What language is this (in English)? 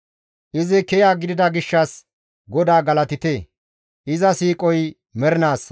Gamo